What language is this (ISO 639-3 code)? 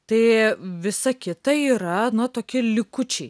lit